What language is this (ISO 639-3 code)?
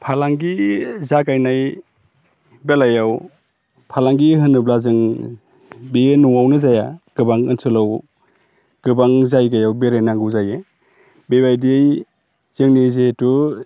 brx